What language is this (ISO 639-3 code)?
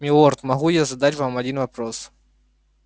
rus